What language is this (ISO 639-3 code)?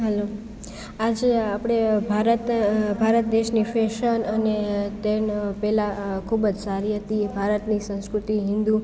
guj